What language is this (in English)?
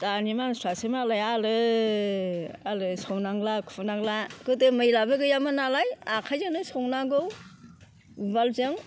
Bodo